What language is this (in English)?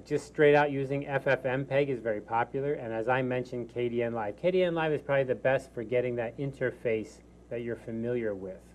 English